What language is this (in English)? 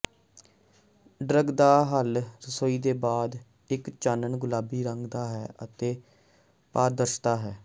Punjabi